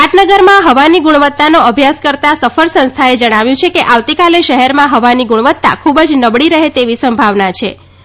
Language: Gujarati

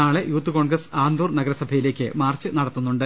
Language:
Malayalam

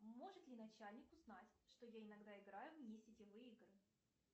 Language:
Russian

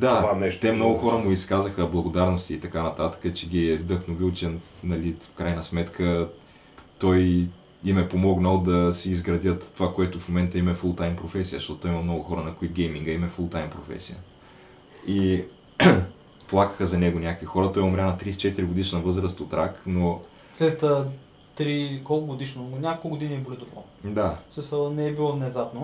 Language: Bulgarian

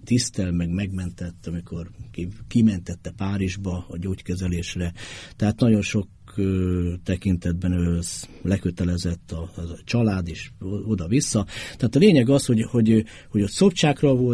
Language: Hungarian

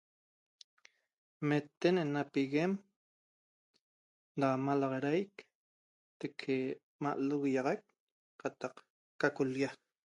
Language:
Toba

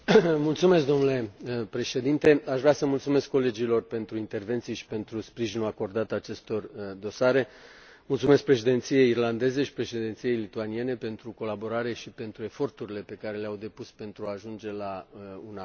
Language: Romanian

